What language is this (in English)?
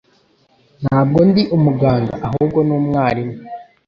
Kinyarwanda